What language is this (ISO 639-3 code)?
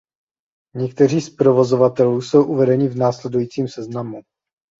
ces